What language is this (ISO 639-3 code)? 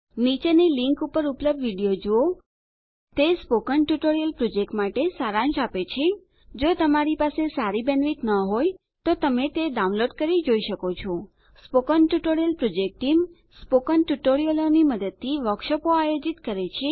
guj